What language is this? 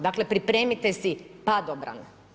Croatian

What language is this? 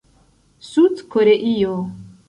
Esperanto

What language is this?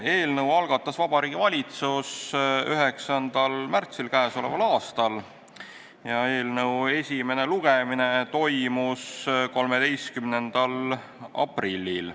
Estonian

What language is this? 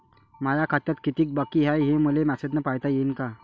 Marathi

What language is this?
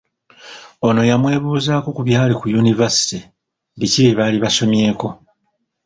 Ganda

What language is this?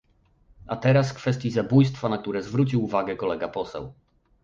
Polish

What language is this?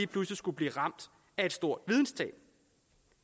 Danish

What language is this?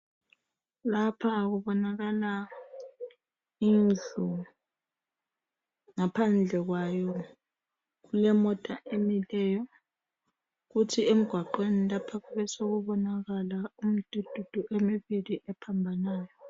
North Ndebele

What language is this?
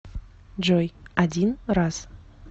Russian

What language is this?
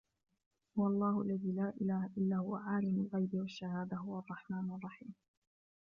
Arabic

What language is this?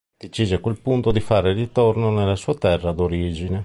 Italian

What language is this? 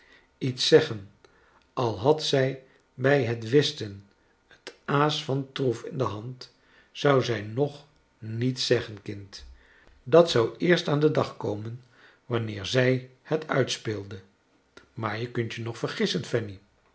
Dutch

